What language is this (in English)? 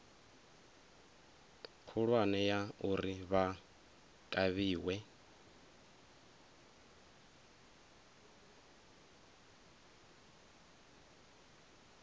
Venda